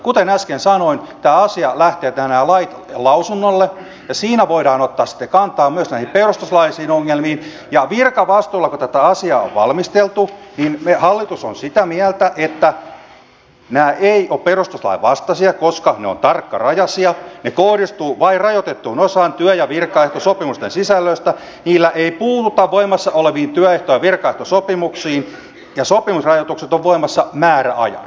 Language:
Finnish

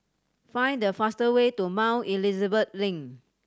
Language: English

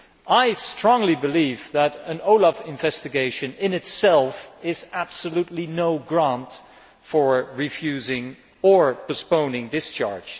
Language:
English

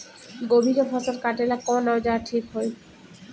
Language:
Bhojpuri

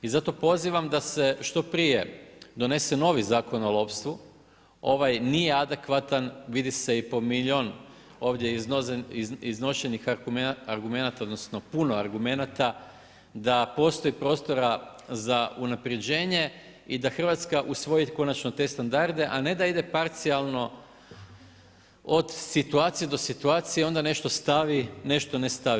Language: Croatian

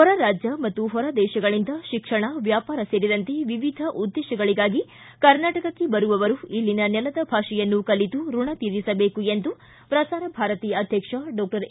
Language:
Kannada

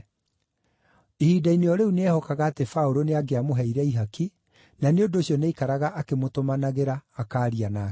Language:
Kikuyu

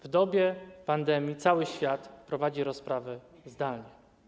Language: Polish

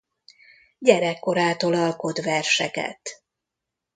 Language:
Hungarian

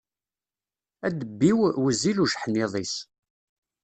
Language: Kabyle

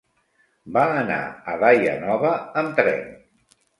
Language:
Catalan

